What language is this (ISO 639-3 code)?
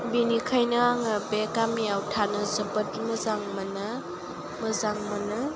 brx